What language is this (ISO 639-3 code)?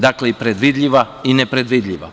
srp